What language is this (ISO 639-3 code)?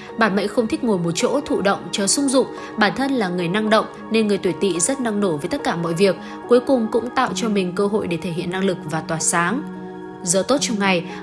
vie